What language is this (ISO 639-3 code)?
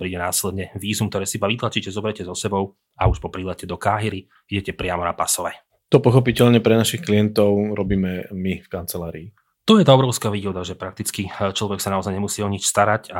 slk